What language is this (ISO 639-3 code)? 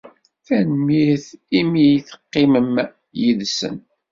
kab